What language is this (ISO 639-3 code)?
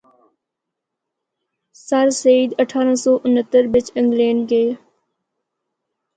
hno